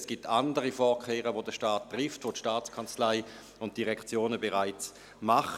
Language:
Swiss German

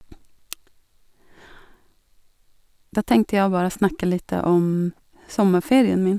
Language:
Norwegian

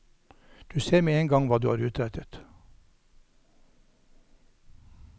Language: Norwegian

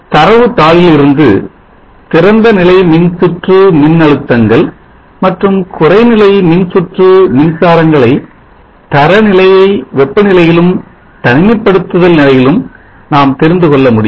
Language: Tamil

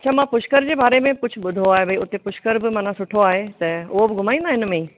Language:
Sindhi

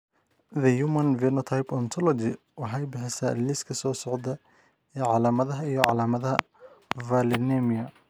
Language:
Somali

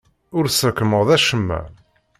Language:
Kabyle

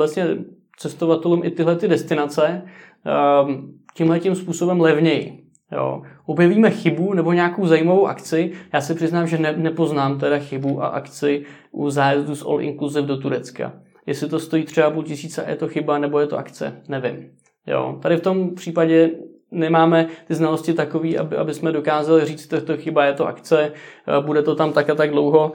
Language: Czech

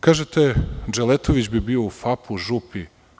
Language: Serbian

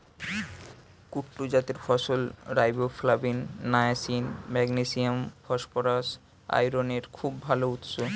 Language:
Bangla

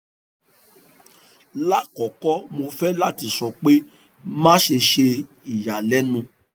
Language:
Yoruba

